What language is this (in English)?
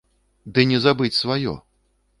Belarusian